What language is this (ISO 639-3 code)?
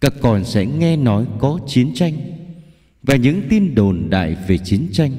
vie